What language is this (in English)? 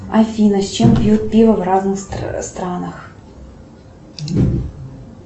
Russian